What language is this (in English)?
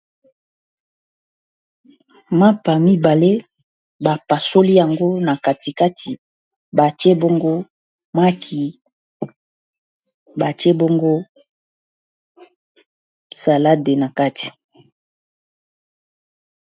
Lingala